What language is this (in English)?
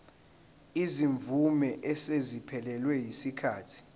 Zulu